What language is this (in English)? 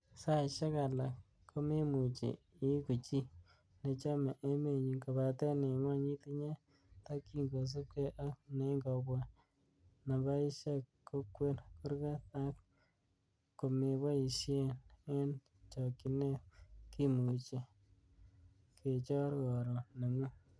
Kalenjin